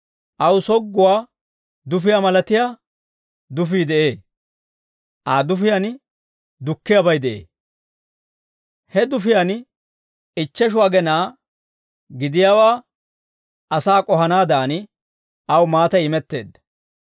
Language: Dawro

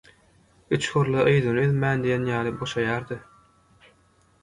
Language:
Turkmen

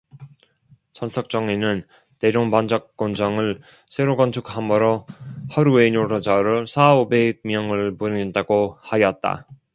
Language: Korean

